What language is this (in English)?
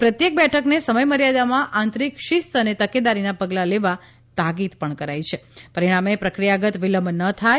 Gujarati